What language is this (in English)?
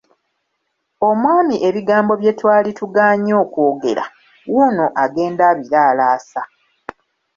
Ganda